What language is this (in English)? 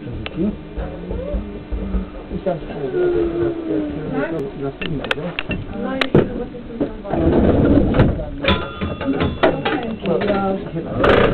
Turkish